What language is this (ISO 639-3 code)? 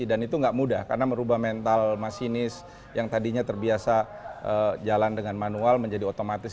ind